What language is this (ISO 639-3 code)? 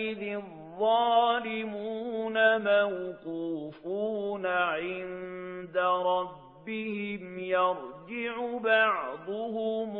ara